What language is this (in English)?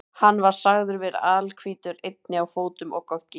Icelandic